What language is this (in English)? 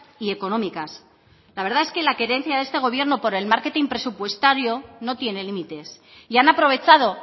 Spanish